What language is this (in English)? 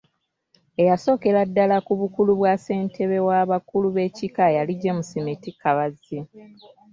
Ganda